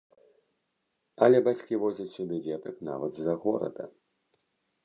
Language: Belarusian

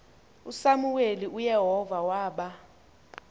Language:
Xhosa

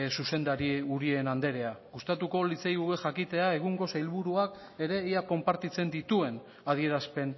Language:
Basque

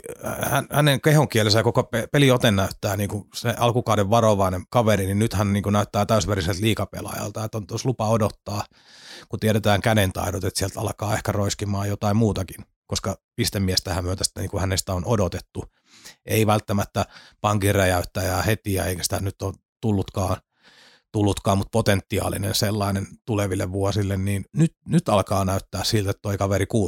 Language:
Finnish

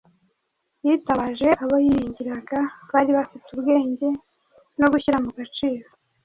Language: Kinyarwanda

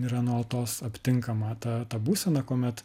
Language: Lithuanian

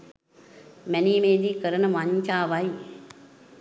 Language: Sinhala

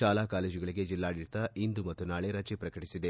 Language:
Kannada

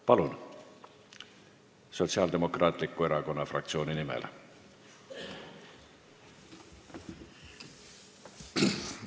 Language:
Estonian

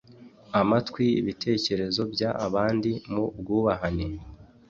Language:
Kinyarwanda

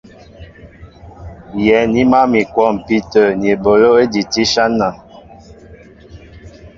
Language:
Mbo (Cameroon)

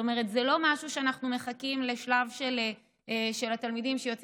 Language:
Hebrew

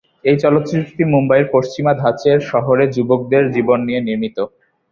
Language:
Bangla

